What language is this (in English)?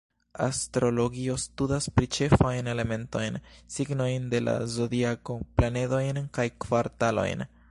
Esperanto